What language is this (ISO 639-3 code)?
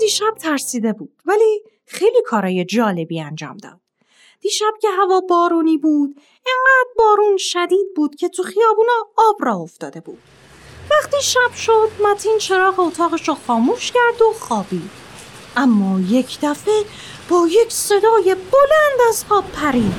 fas